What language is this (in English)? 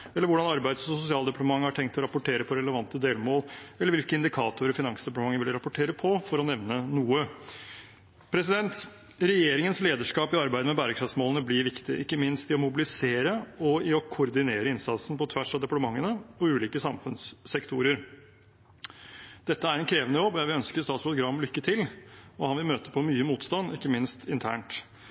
Norwegian Bokmål